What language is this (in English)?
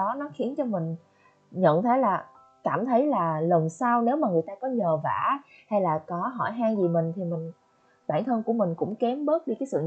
Vietnamese